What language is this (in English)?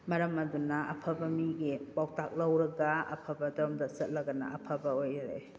Manipuri